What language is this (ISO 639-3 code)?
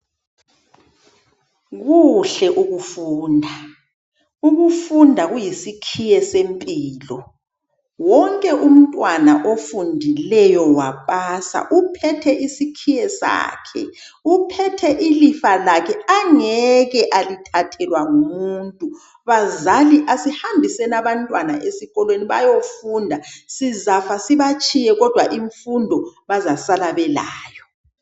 nde